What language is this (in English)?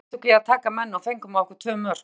Icelandic